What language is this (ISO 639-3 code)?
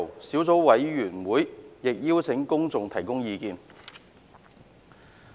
yue